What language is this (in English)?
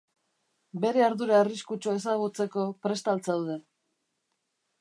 Basque